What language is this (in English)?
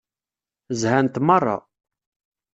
Kabyle